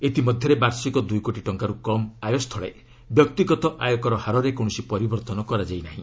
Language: Odia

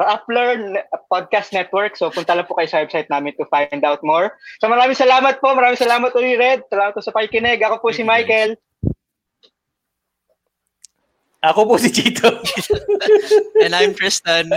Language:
Filipino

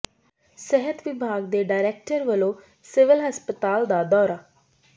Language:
Punjabi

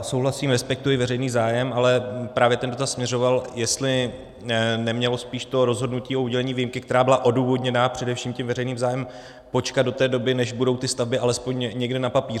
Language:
Czech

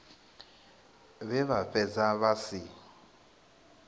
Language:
Venda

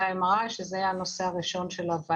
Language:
Hebrew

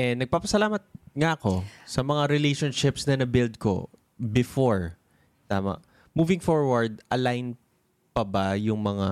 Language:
Filipino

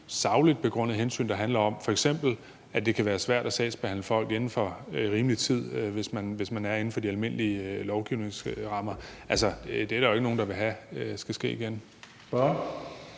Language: Danish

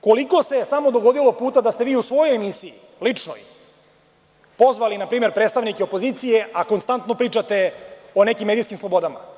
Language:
Serbian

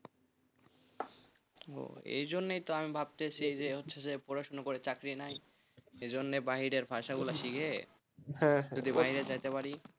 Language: Bangla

